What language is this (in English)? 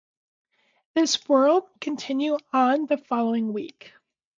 English